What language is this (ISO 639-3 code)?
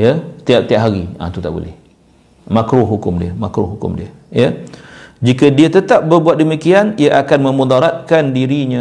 msa